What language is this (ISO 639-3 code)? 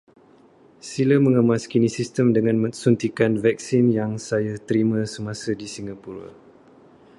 msa